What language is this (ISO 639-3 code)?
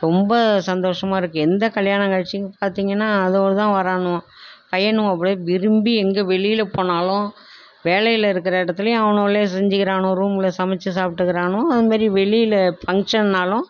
tam